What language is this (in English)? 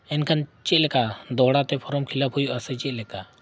Santali